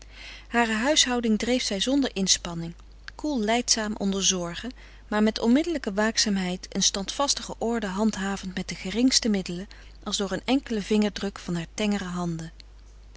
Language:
Dutch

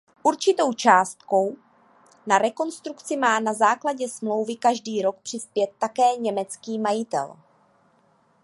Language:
Czech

